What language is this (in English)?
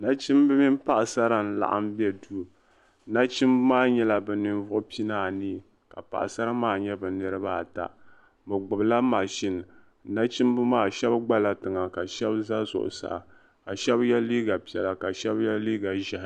Dagbani